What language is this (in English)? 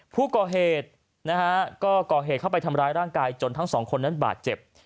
Thai